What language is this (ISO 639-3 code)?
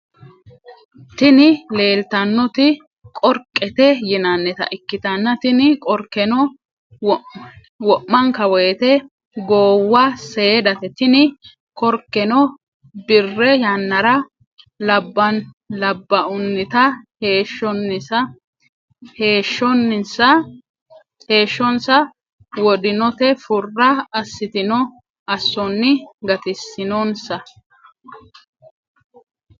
sid